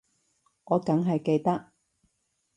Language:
Cantonese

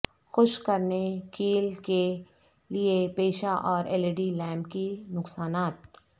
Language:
Urdu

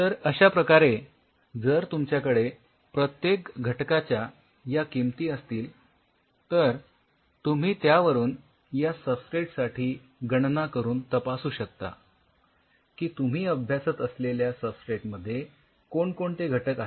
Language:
Marathi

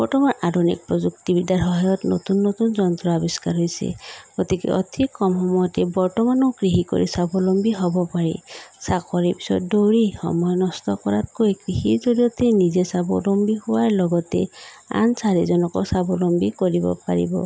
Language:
Assamese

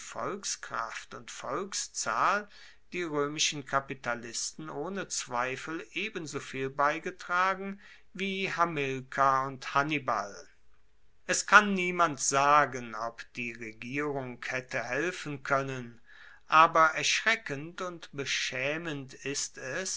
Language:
German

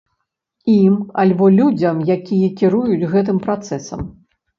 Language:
Belarusian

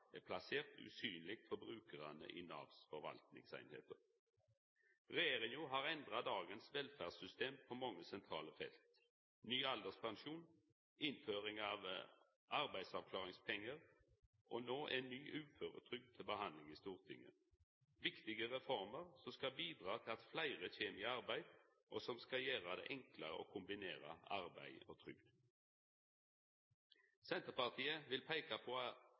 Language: Norwegian Nynorsk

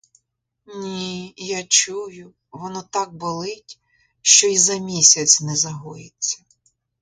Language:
Ukrainian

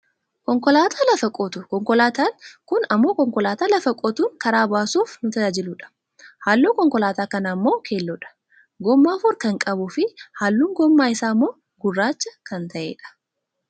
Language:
Oromo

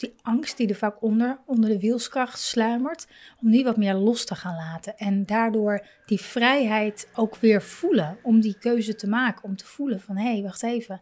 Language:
Dutch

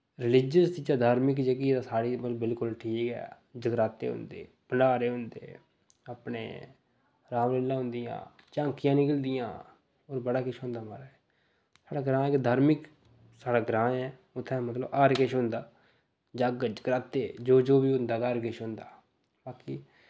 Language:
Dogri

